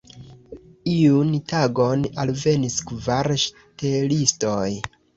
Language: Esperanto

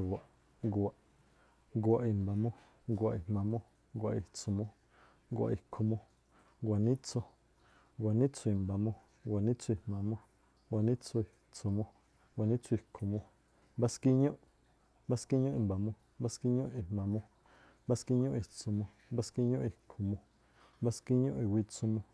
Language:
Tlacoapa Me'phaa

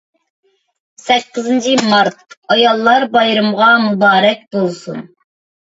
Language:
Uyghur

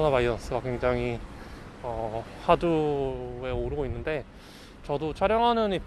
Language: Korean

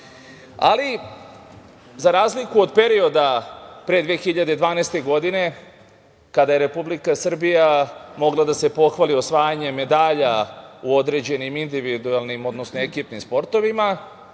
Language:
Serbian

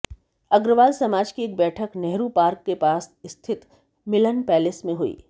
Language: Hindi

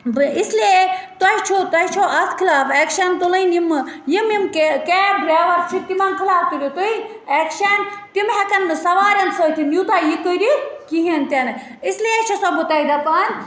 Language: Kashmiri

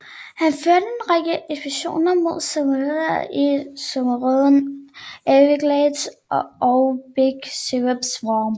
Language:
Danish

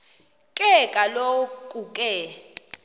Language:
Xhosa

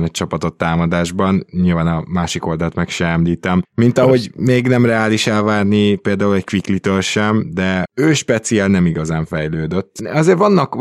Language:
Hungarian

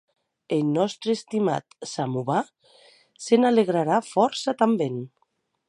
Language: Occitan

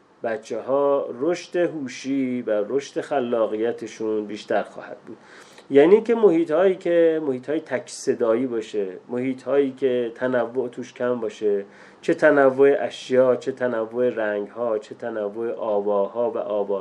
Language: Persian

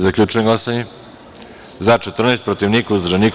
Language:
Serbian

